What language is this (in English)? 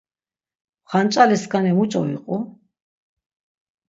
Laz